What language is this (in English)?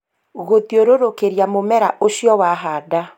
Kikuyu